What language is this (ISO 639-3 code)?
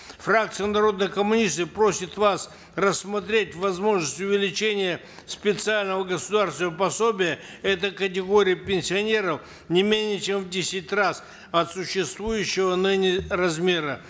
kaz